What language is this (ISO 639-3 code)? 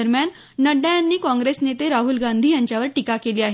mar